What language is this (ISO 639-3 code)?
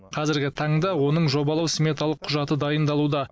kaz